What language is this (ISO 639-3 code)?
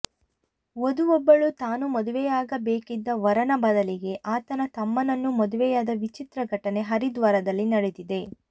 kan